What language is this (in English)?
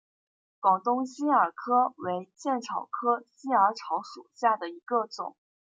Chinese